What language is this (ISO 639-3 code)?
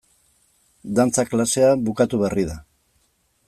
eus